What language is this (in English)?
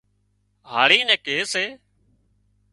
Wadiyara Koli